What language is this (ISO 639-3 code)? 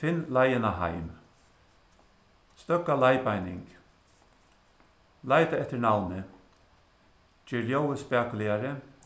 fao